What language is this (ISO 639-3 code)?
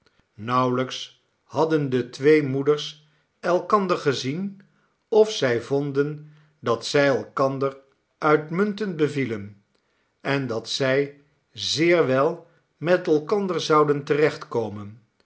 nld